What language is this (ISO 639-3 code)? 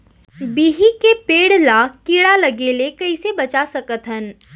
hne